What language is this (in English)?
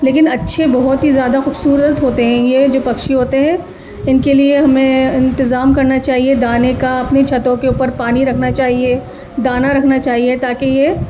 Urdu